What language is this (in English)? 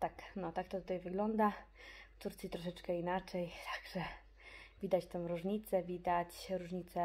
Polish